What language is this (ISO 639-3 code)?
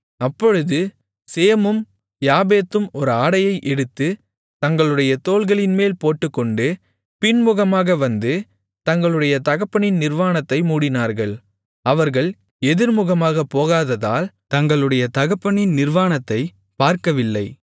tam